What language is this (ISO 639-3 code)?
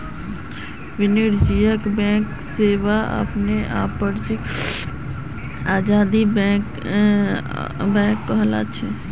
mag